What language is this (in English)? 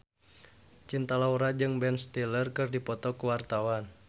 Sundanese